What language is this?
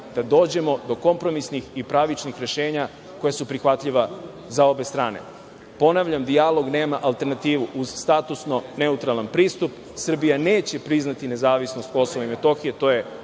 Serbian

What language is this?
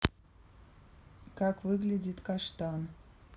Russian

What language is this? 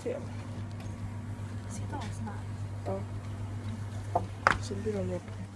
Swedish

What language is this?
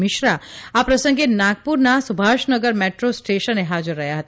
Gujarati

